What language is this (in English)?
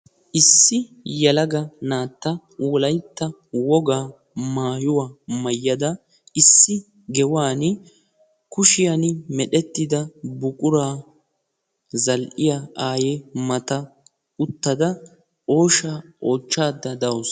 Wolaytta